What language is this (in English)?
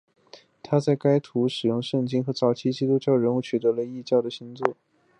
Chinese